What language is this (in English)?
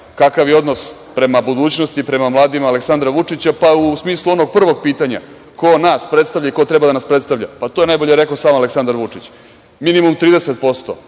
Serbian